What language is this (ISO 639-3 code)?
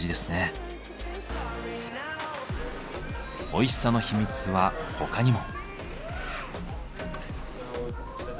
jpn